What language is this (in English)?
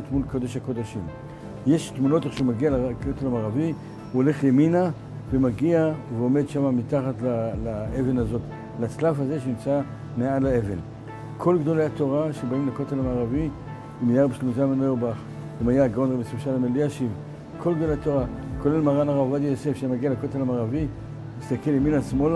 Hebrew